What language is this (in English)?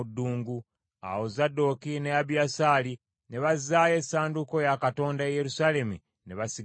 Ganda